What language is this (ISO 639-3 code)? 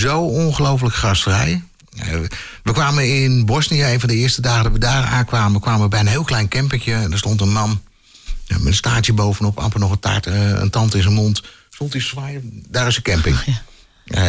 nld